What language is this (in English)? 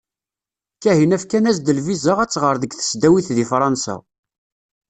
Kabyle